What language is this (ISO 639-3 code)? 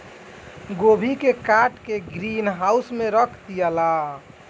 bho